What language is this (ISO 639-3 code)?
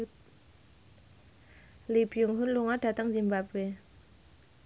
jav